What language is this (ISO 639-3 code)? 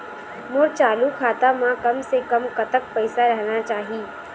hne